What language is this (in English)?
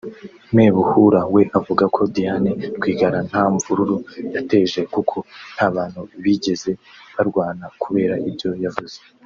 Kinyarwanda